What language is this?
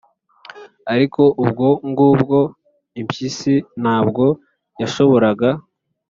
Kinyarwanda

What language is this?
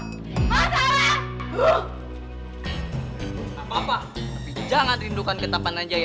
Indonesian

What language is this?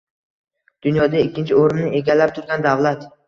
Uzbek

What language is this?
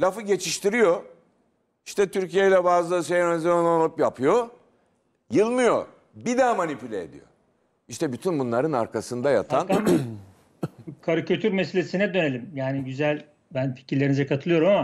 Turkish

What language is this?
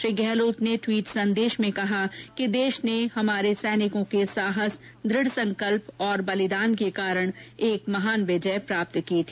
Hindi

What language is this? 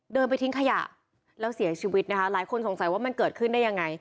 Thai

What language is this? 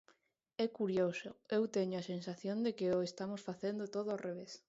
Galician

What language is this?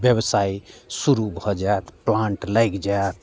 Maithili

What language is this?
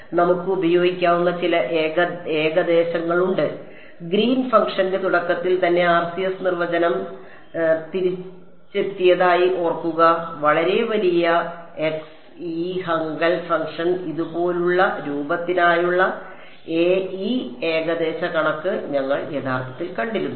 Malayalam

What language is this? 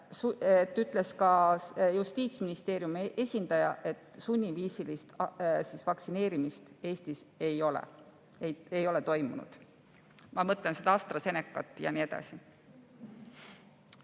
Estonian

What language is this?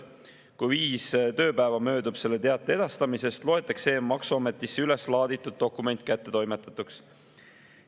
Estonian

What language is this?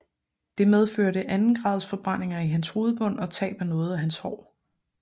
Danish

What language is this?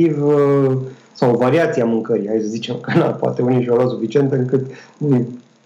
Romanian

